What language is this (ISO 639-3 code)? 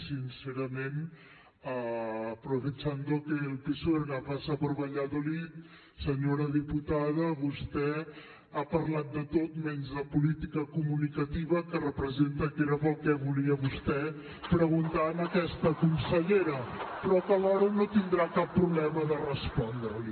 cat